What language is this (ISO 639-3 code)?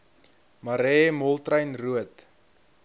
afr